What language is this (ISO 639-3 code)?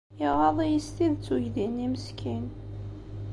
kab